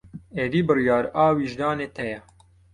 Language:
Kurdish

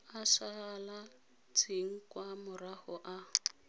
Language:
Tswana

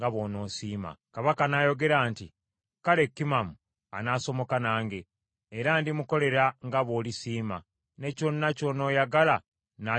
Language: Ganda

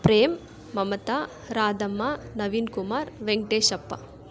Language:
Kannada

